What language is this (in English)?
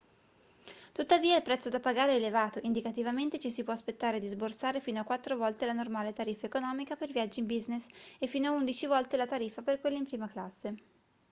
Italian